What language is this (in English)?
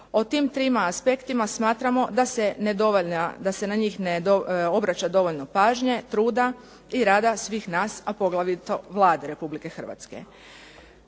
Croatian